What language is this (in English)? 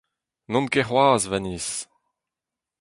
Breton